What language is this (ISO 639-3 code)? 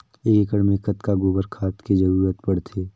hne